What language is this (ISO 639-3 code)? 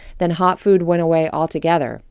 eng